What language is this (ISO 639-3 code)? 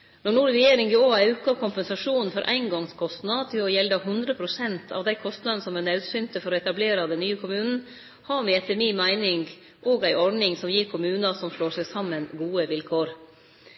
nno